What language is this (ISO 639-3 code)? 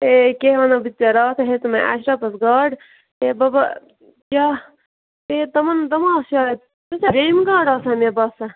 kas